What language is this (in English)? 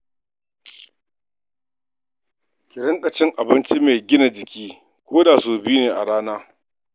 Hausa